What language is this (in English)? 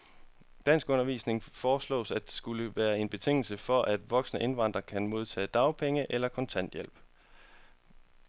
Danish